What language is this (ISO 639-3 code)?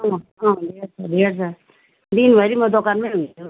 nep